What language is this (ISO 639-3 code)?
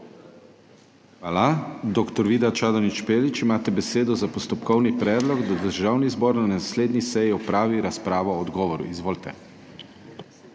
slv